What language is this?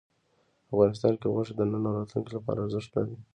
Pashto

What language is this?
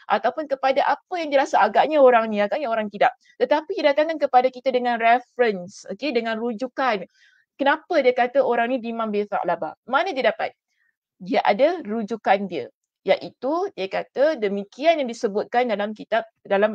Malay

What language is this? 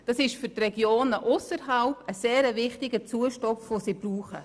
Swiss German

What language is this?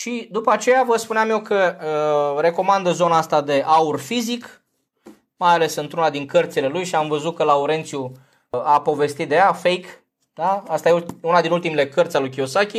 Romanian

